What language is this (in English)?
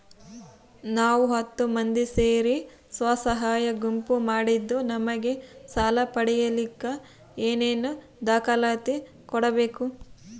Kannada